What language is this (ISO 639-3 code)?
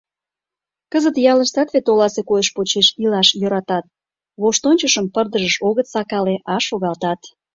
chm